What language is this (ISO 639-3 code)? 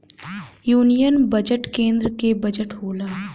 bho